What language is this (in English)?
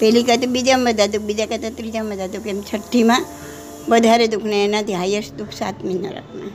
Gujarati